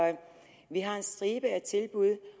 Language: Danish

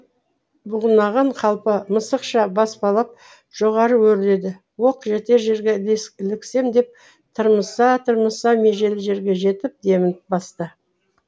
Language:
Kazakh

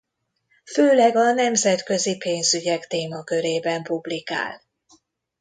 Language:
Hungarian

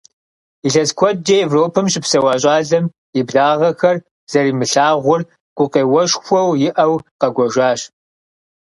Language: Kabardian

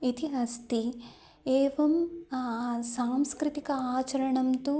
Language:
Sanskrit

